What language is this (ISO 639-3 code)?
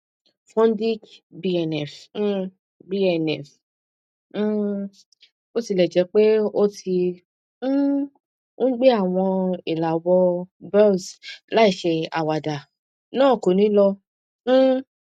yor